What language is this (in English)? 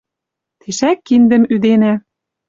Western Mari